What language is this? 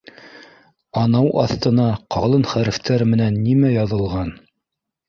Bashkir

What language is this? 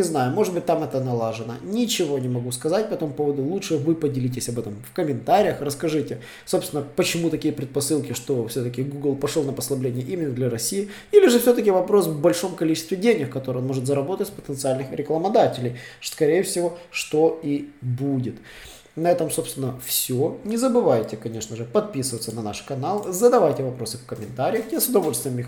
Russian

